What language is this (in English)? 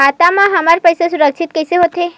Chhattisgarhi